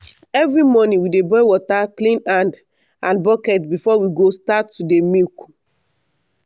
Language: Nigerian Pidgin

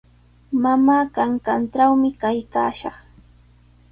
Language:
Sihuas Ancash Quechua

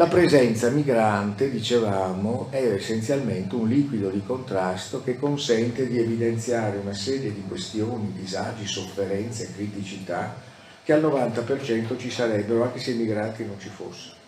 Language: Italian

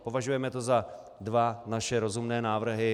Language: Czech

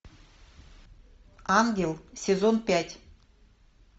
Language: Russian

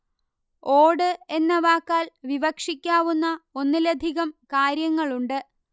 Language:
Malayalam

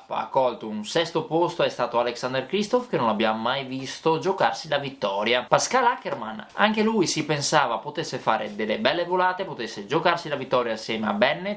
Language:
Italian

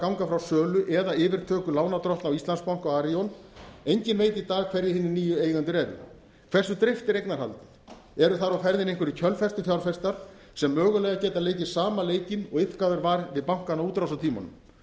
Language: Icelandic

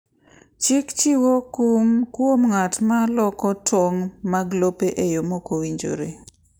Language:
Luo (Kenya and Tanzania)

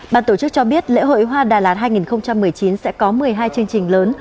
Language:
Vietnamese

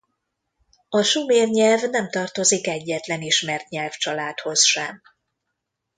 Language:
Hungarian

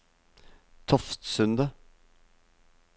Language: Norwegian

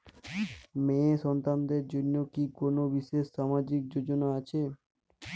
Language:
Bangla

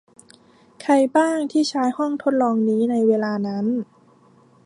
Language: Thai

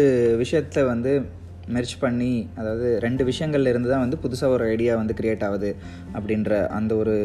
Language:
Tamil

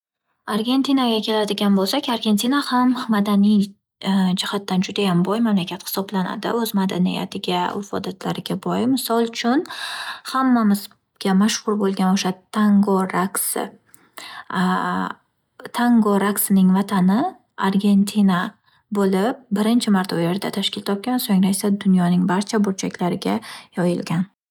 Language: Uzbek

